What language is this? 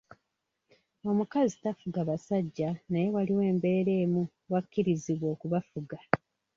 Ganda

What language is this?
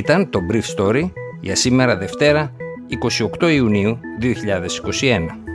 Greek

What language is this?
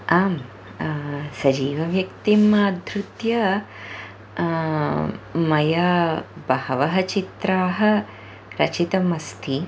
Sanskrit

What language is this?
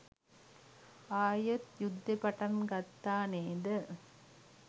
Sinhala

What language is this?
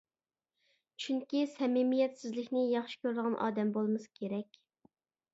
Uyghur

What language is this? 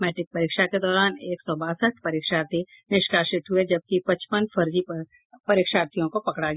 Hindi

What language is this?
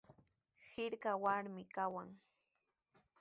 Sihuas Ancash Quechua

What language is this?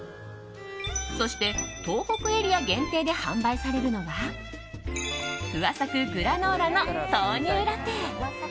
Japanese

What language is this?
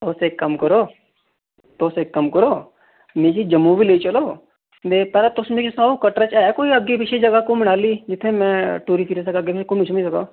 Dogri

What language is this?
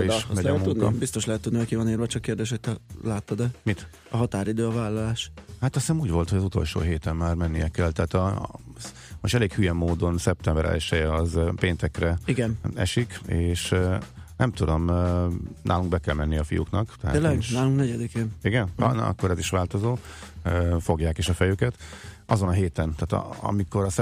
Hungarian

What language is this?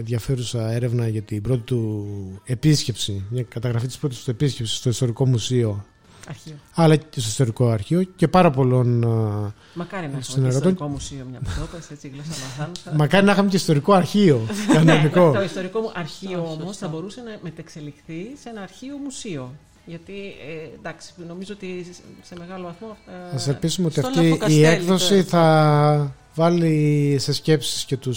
Greek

